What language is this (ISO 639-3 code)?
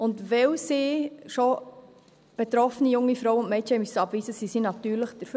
gsw